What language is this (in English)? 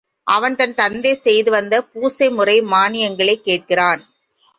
Tamil